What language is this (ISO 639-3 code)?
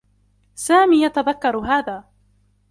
ara